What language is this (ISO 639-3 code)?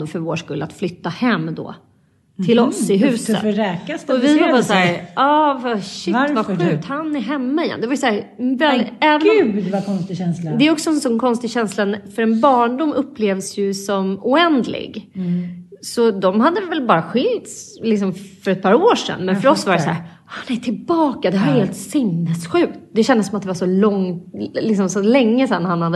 swe